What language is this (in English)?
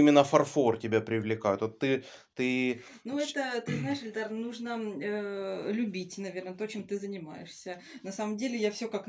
Russian